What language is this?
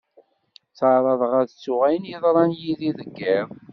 Kabyle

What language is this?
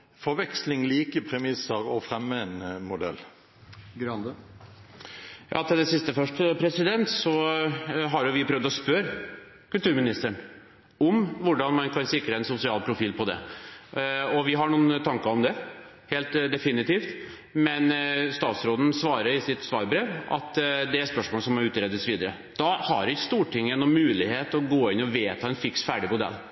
Norwegian Bokmål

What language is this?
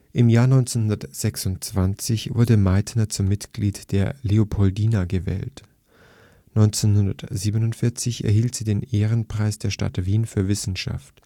German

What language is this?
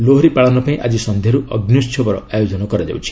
Odia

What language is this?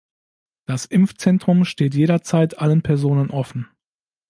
German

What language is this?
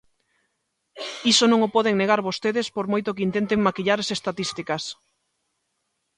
Galician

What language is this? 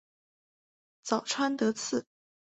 Chinese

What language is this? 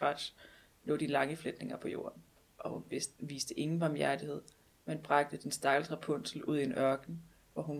Danish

